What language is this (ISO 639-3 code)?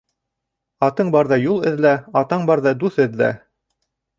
bak